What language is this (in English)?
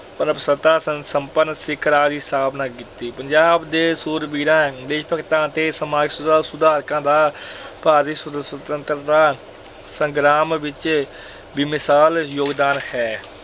Punjabi